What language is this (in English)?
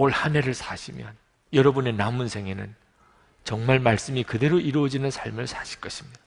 Korean